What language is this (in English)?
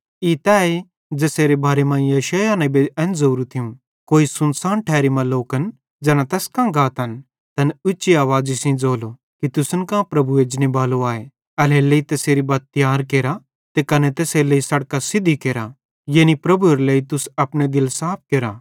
Bhadrawahi